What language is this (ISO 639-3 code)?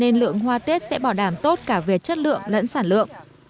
vie